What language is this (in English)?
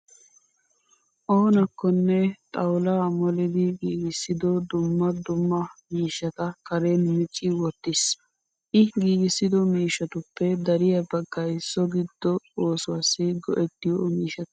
Wolaytta